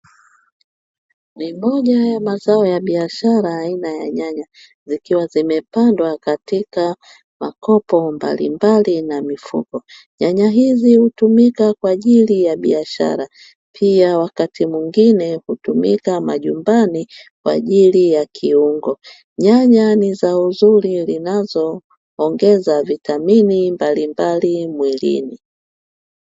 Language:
Swahili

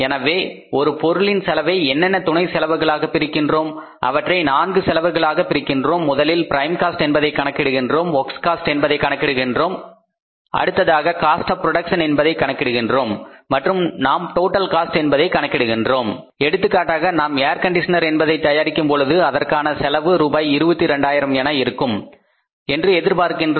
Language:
Tamil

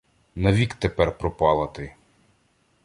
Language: Ukrainian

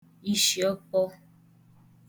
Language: Igbo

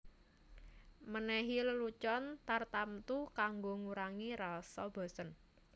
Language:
Javanese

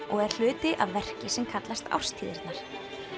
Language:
Icelandic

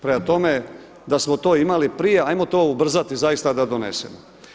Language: Croatian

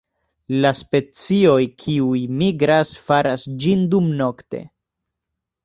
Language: Esperanto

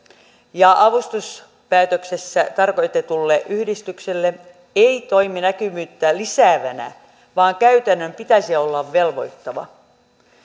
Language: Finnish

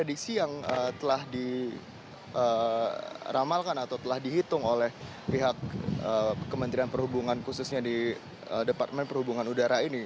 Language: Indonesian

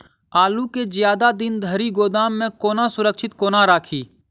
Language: Maithili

